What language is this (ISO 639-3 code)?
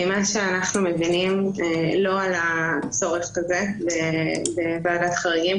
heb